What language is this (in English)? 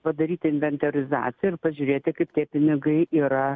Lithuanian